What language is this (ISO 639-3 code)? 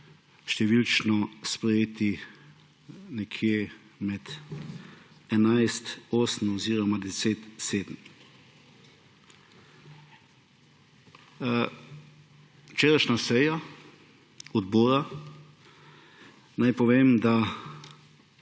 slv